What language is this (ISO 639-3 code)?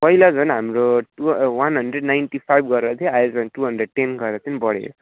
nep